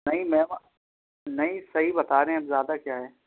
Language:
Urdu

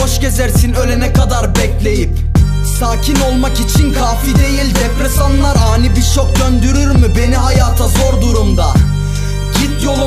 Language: Turkish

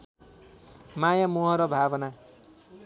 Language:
Nepali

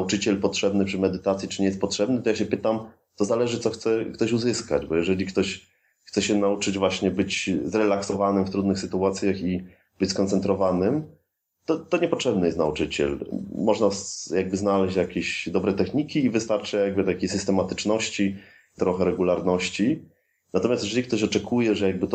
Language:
Polish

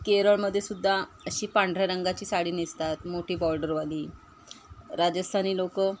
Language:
Marathi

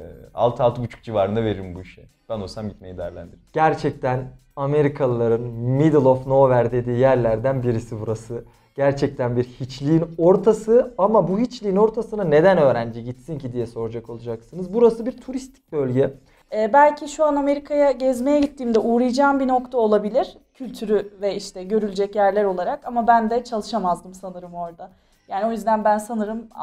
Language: Turkish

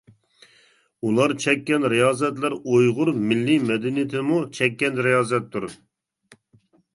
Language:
Uyghur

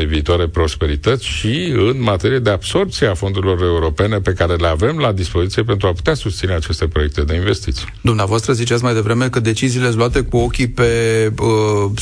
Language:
Romanian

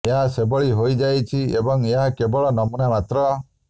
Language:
Odia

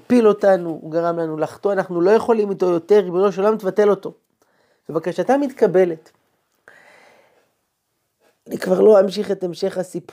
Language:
Hebrew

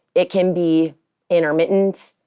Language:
English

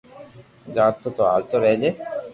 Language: Loarki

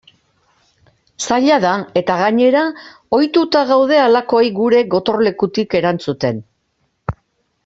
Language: Basque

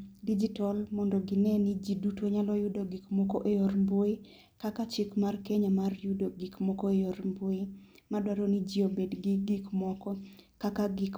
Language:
Luo (Kenya and Tanzania)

